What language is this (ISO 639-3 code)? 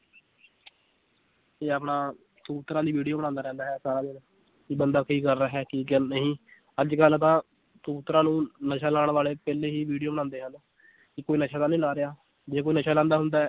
pan